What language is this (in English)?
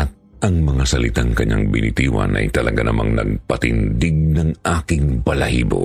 Filipino